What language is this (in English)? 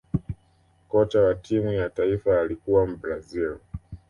Swahili